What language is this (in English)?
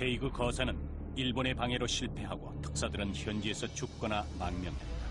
Korean